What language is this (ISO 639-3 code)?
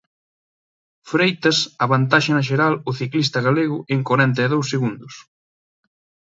glg